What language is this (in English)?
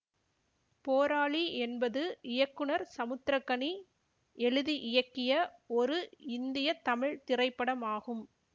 Tamil